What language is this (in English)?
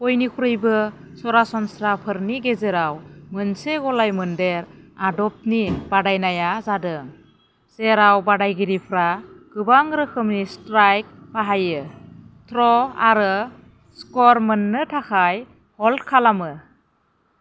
Bodo